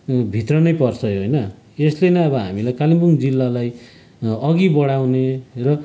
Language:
Nepali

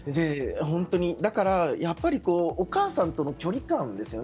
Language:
Japanese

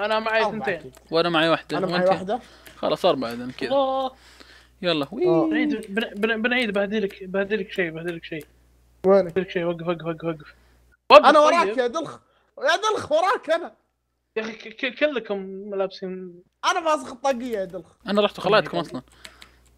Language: Arabic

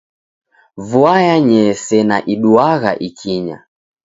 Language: Taita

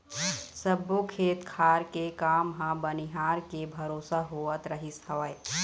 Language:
Chhattisgarhi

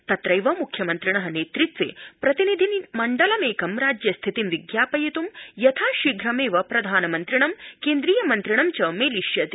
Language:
Sanskrit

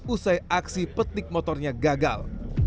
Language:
Indonesian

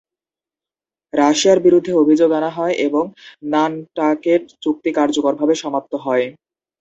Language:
Bangla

